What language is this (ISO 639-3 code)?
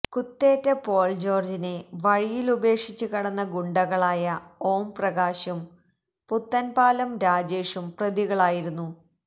mal